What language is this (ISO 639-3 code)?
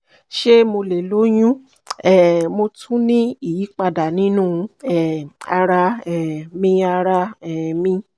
yor